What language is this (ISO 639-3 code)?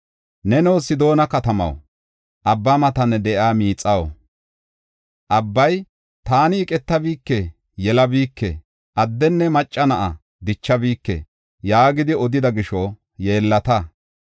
gof